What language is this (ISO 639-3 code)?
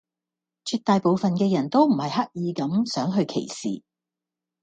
yue